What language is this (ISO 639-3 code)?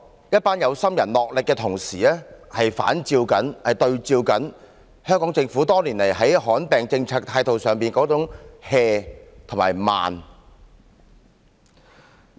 yue